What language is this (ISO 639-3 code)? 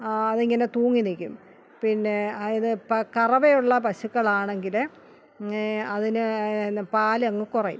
mal